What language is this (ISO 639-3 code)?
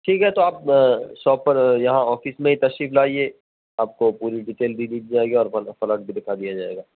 urd